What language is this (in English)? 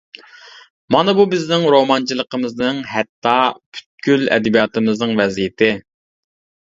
Uyghur